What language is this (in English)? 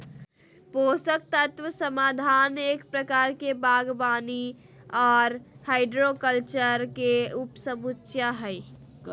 Magahi